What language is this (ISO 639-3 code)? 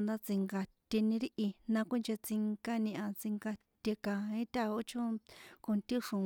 poe